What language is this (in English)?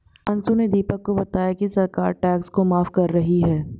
Hindi